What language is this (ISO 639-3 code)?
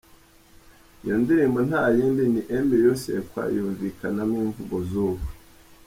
kin